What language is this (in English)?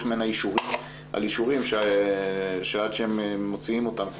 Hebrew